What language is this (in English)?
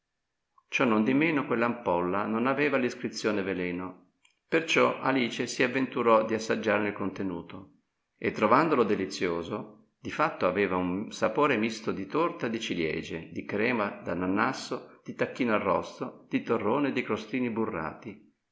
Italian